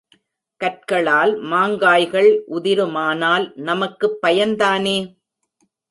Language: Tamil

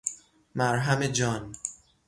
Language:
Persian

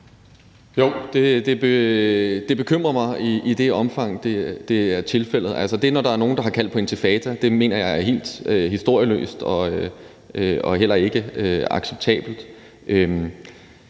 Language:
Danish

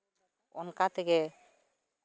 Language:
Santali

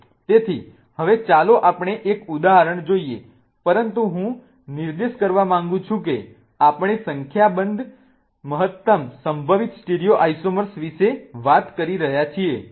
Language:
Gujarati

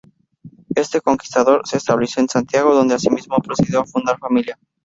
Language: Spanish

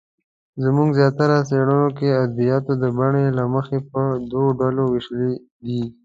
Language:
Pashto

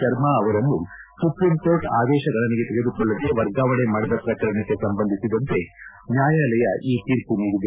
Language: Kannada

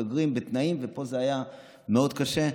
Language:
Hebrew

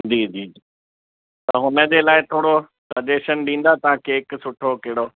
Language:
Sindhi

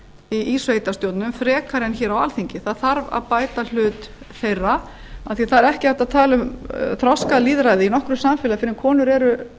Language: Icelandic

